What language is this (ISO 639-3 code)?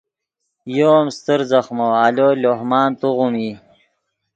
ydg